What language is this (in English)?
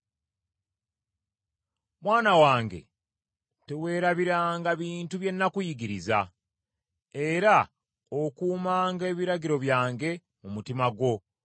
Ganda